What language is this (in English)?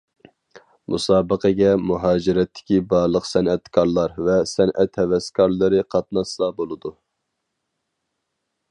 Uyghur